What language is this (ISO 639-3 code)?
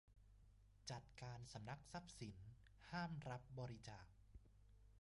tha